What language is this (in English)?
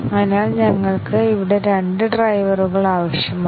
Malayalam